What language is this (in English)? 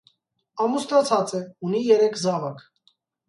Armenian